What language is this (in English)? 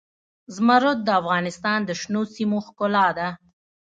Pashto